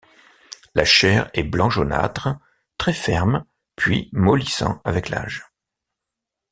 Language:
French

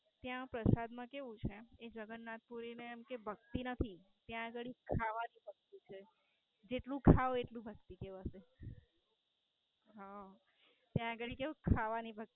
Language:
Gujarati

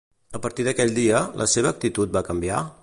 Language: Catalan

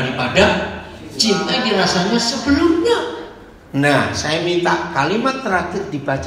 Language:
Indonesian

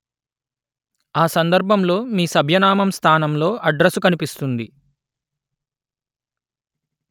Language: Telugu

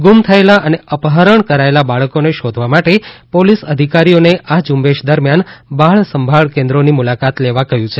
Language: Gujarati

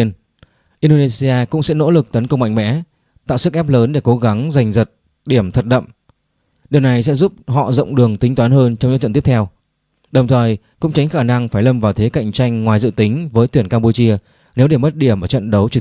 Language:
Vietnamese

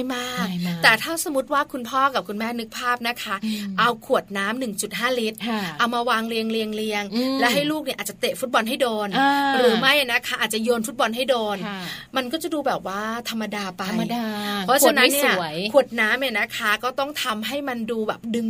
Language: Thai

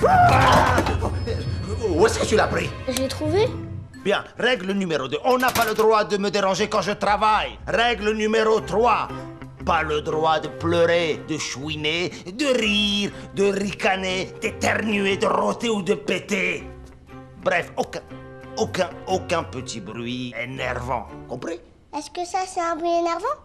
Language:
French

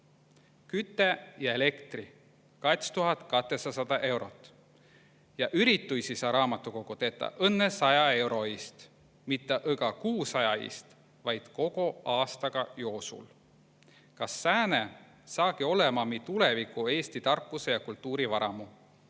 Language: Estonian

